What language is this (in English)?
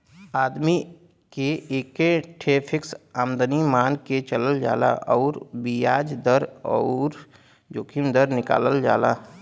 Bhojpuri